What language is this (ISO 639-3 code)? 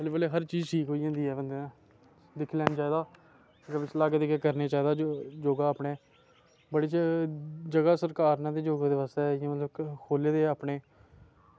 doi